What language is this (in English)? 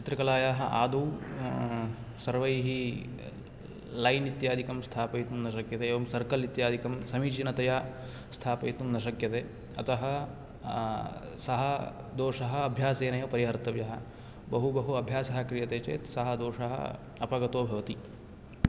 Sanskrit